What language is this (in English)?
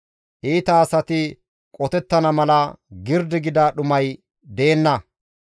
Gamo